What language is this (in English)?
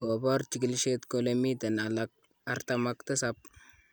Kalenjin